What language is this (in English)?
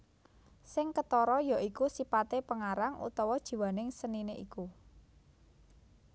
Javanese